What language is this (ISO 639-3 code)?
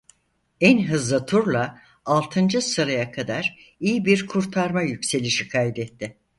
tur